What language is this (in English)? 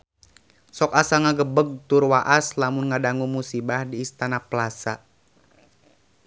Sundanese